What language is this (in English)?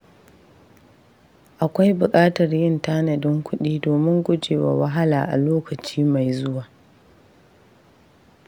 Hausa